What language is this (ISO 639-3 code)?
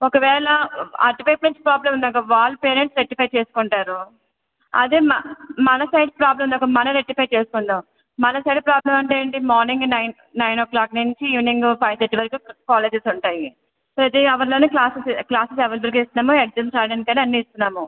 tel